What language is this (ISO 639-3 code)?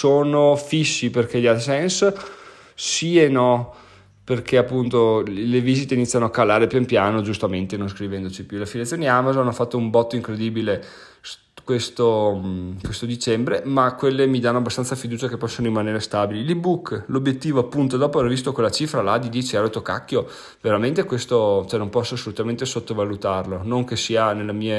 ita